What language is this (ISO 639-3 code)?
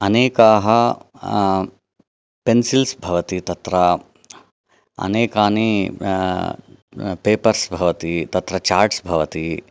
san